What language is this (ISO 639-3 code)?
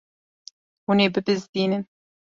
kur